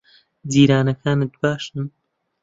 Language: Central Kurdish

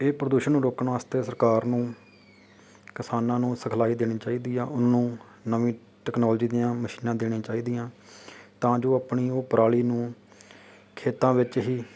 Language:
Punjabi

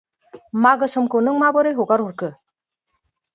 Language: Bodo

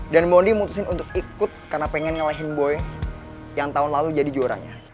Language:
Indonesian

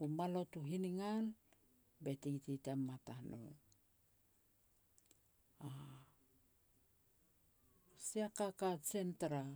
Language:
Petats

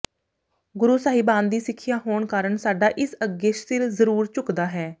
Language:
Punjabi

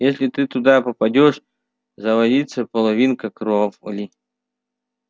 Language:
Russian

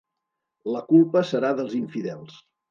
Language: Catalan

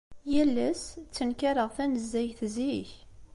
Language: Kabyle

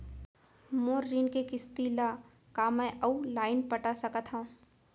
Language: Chhattisgarhi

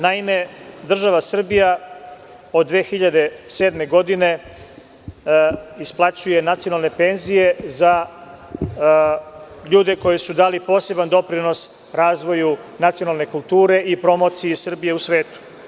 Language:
Serbian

